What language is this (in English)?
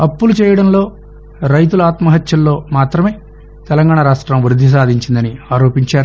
Telugu